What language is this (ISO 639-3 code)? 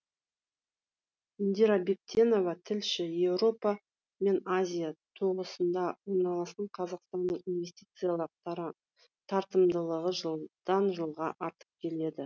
kaz